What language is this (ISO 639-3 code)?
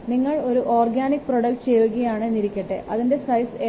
mal